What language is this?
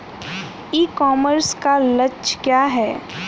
Hindi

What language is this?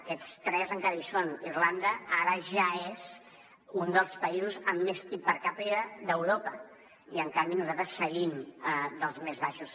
Catalan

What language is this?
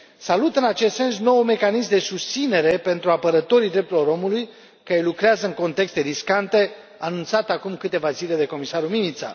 Romanian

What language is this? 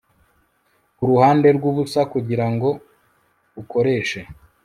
Kinyarwanda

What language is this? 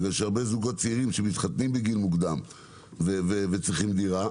Hebrew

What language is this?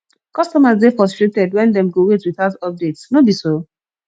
Nigerian Pidgin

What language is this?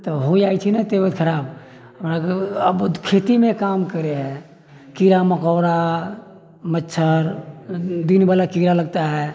Maithili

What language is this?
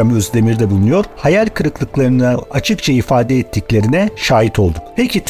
Turkish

